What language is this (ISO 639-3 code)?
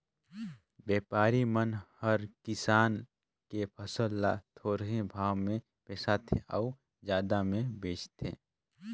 hne